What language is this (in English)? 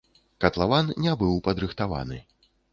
Belarusian